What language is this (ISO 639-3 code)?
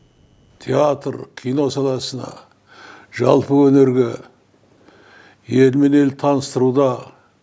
kaz